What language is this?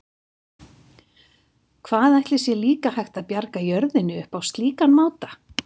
Icelandic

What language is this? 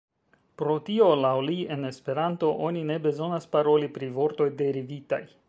Esperanto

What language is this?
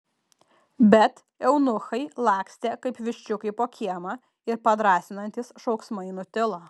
Lithuanian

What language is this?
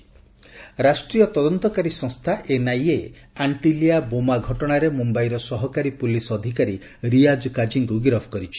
Odia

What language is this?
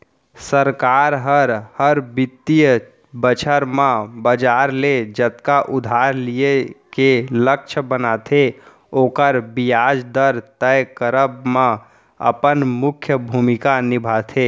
Chhattisgarhi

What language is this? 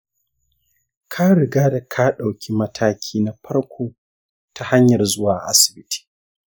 Hausa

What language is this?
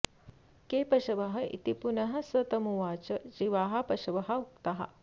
Sanskrit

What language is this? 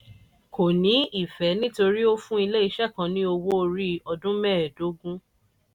Yoruba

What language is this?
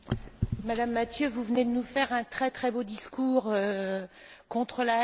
French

